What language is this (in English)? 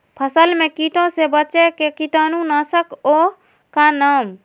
Magahi